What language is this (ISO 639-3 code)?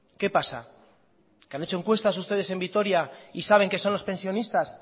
spa